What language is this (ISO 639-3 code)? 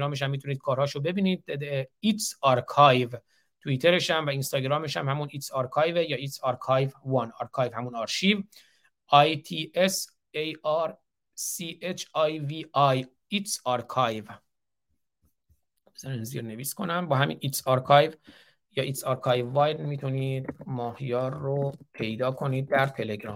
fas